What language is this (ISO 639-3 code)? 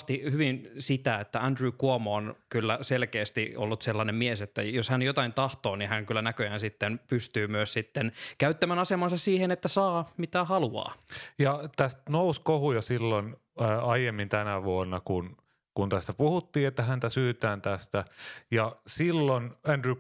fin